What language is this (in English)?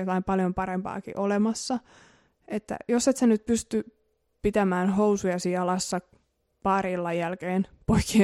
Finnish